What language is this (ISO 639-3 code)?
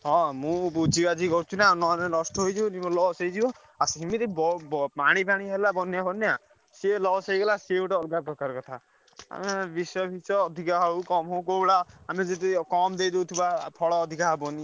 ori